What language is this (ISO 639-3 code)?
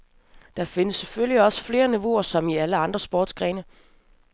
dan